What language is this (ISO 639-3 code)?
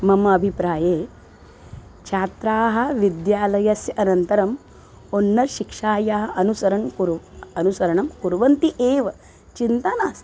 san